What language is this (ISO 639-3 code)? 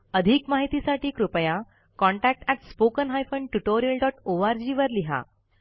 mar